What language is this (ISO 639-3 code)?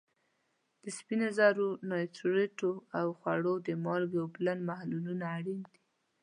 pus